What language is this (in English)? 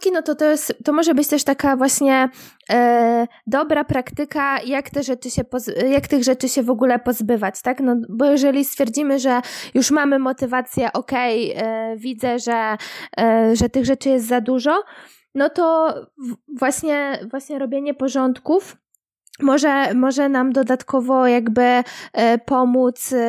Polish